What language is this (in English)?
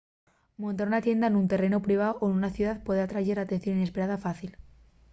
Asturian